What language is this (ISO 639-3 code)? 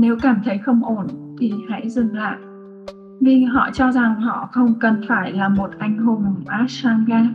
vie